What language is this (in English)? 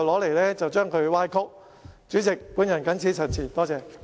Cantonese